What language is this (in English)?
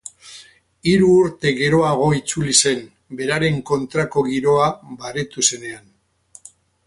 Basque